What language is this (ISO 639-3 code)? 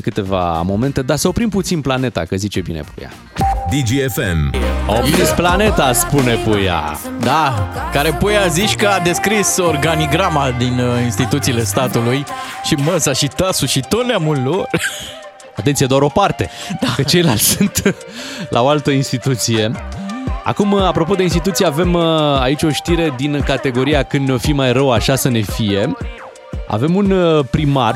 ron